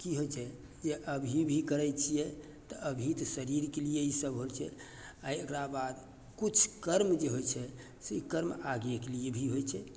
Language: Maithili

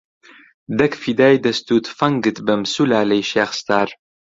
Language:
Central Kurdish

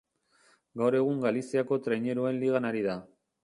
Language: Basque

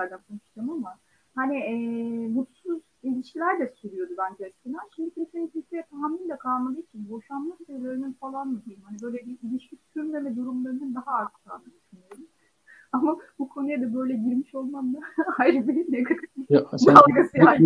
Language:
Turkish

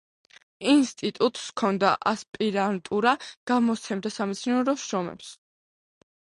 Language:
Georgian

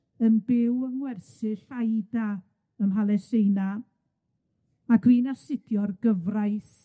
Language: Welsh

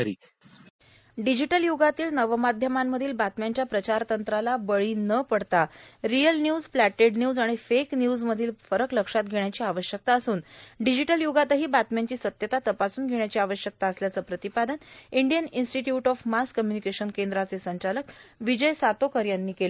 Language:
Marathi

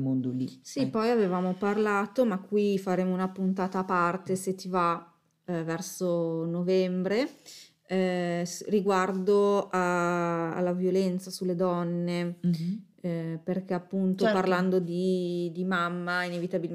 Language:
Italian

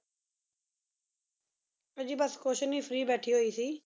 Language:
Punjabi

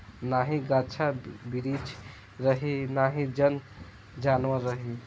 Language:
Bhojpuri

